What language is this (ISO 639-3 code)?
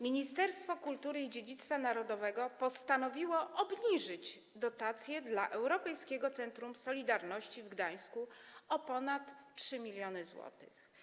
pol